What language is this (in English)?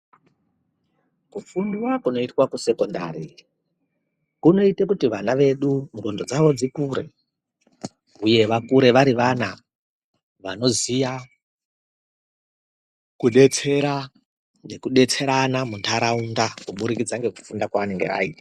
Ndau